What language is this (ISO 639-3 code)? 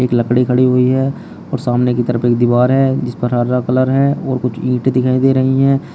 hin